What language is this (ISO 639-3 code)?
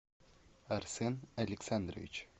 rus